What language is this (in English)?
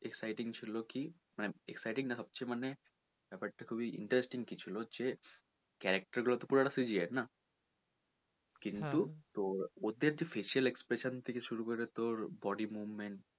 Bangla